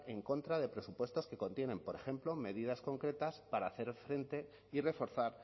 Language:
Spanish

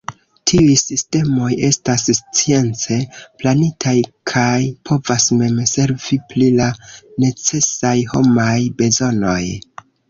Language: Esperanto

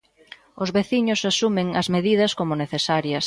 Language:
Galician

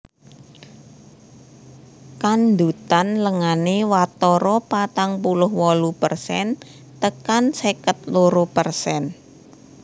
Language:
Javanese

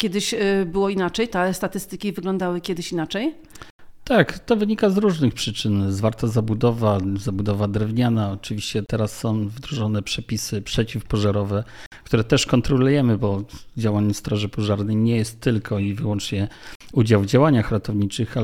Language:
Polish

